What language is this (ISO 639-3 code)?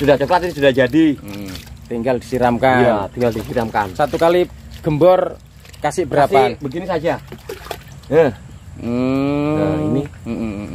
ind